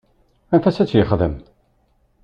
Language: Kabyle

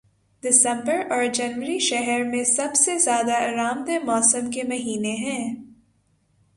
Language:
Urdu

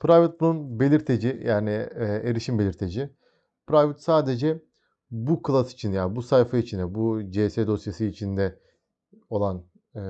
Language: Turkish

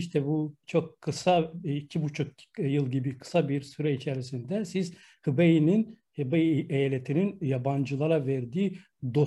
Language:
Turkish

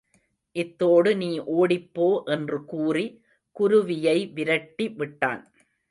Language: Tamil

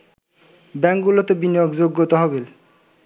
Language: Bangla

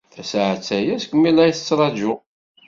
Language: Kabyle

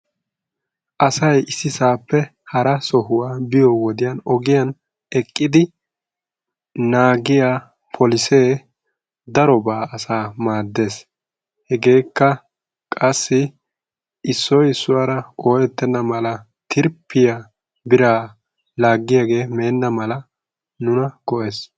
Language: Wolaytta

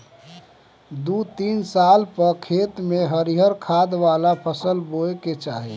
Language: Bhojpuri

